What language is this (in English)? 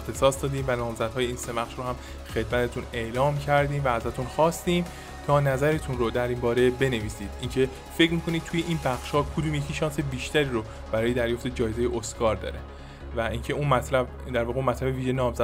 Persian